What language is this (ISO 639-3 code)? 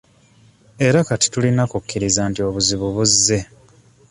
lug